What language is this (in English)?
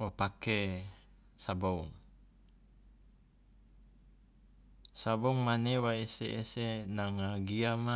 Loloda